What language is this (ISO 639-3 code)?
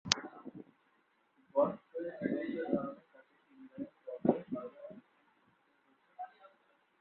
ben